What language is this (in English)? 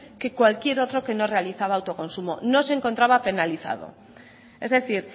Spanish